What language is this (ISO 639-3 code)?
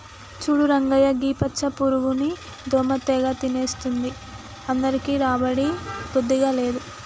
tel